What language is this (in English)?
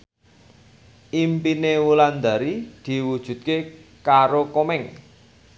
Javanese